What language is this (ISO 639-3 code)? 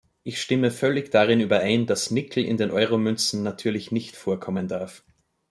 deu